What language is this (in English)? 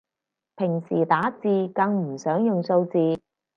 Cantonese